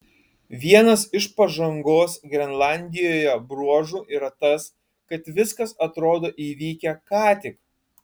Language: Lithuanian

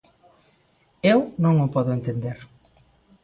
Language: Galician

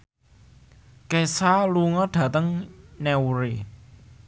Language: Javanese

